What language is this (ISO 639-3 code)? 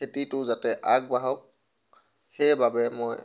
asm